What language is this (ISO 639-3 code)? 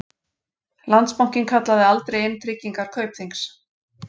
isl